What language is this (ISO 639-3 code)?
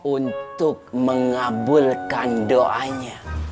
ind